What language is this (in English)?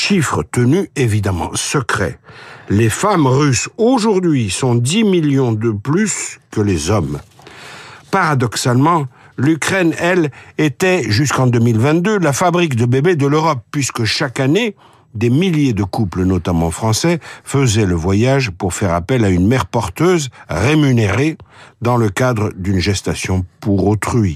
French